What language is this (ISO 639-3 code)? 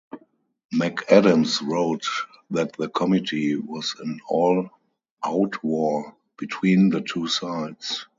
eng